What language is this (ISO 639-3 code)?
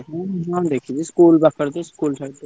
ori